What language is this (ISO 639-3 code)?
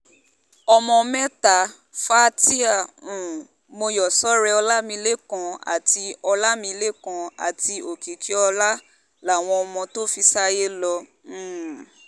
yor